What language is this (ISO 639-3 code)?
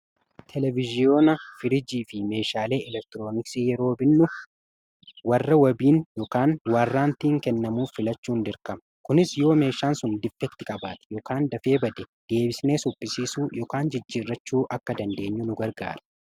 orm